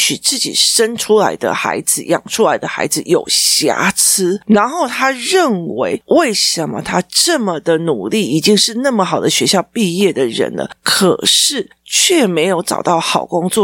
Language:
Chinese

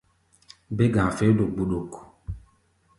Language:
Gbaya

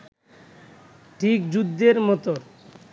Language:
Bangla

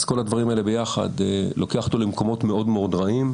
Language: Hebrew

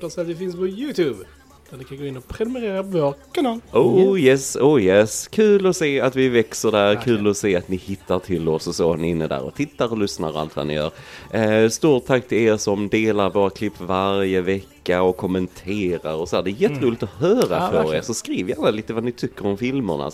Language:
Swedish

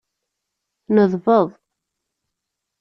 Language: Kabyle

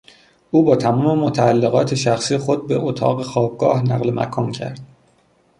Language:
Persian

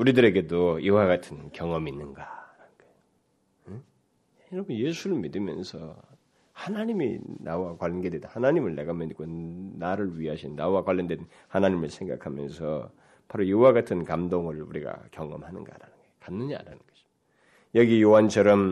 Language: Korean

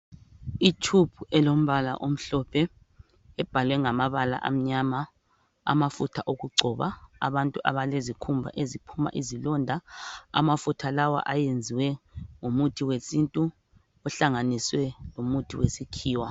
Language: North Ndebele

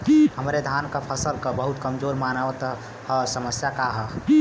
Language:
Bhojpuri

